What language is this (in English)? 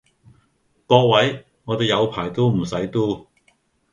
Cantonese